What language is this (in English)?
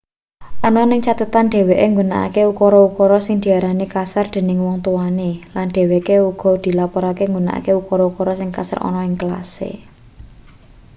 Javanese